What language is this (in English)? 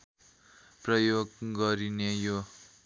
Nepali